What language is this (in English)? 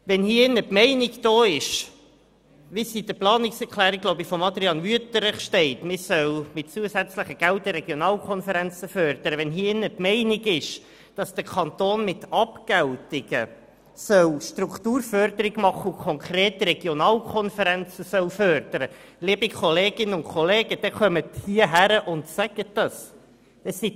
Swiss German